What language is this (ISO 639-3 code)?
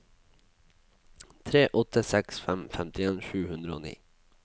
nor